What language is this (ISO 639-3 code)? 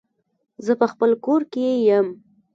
pus